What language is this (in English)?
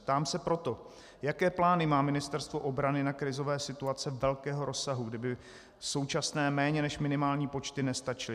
Czech